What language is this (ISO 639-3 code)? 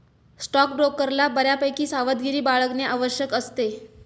mar